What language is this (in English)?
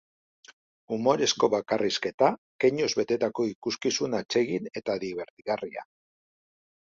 Basque